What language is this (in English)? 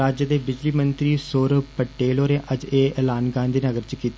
Dogri